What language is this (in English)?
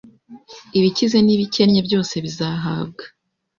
Kinyarwanda